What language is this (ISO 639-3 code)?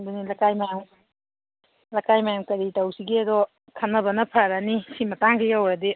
mni